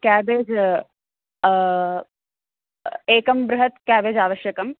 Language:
Sanskrit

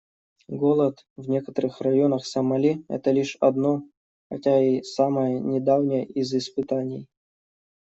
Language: Russian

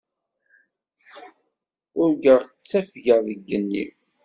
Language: Kabyle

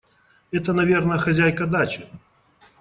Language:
Russian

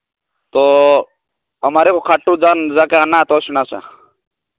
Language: Hindi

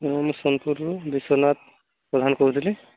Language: Odia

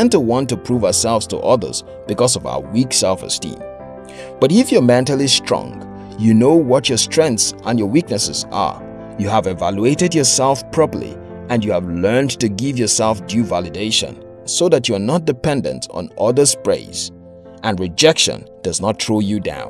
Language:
English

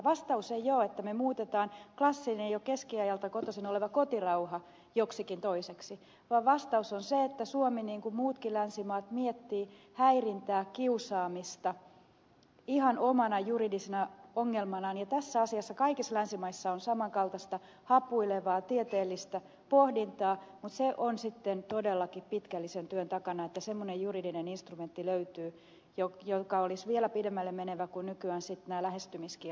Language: Finnish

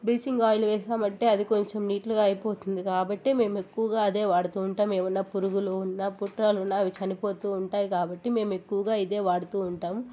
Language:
Telugu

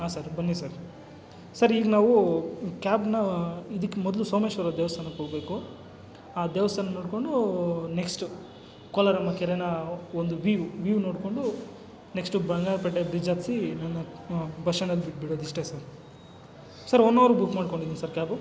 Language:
Kannada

